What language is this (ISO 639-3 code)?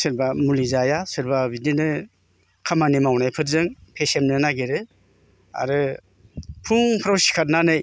brx